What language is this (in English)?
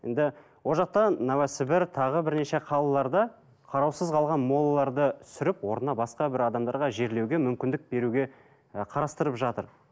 Kazakh